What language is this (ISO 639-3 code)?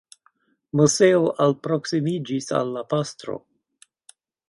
epo